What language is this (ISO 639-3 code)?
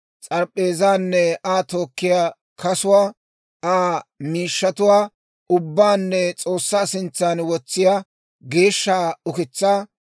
dwr